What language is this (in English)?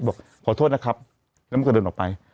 Thai